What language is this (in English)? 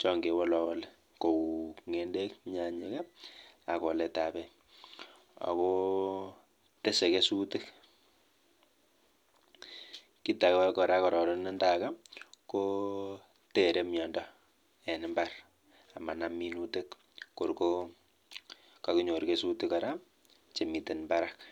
Kalenjin